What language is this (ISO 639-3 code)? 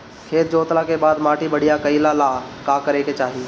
bho